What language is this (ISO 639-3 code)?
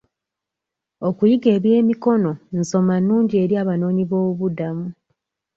lug